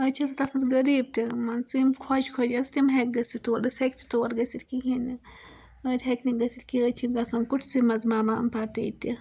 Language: Kashmiri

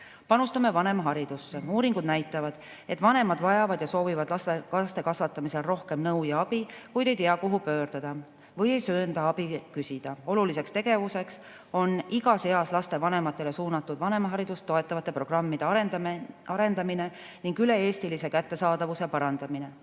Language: Estonian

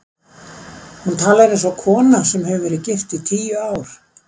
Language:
Icelandic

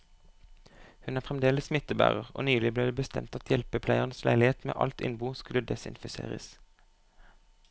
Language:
Norwegian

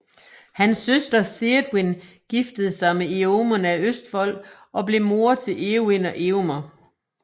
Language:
Danish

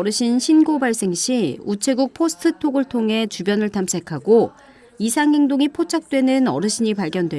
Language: Korean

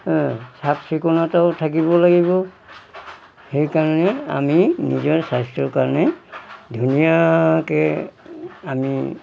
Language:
Assamese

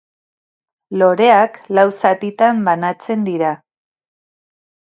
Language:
Basque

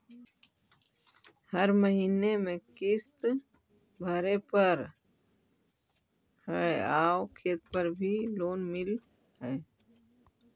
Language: Magahi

